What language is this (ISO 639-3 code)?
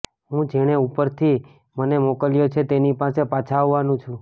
guj